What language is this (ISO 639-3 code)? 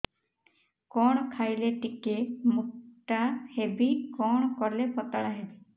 ori